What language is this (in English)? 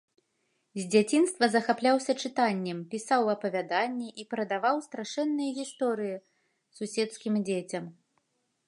Belarusian